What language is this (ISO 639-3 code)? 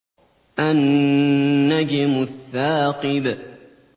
ara